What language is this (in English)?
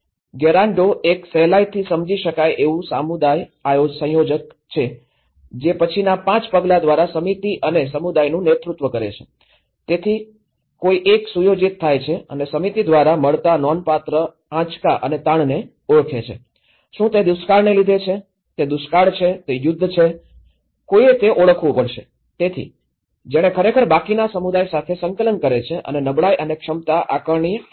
Gujarati